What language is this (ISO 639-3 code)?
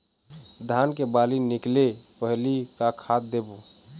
hne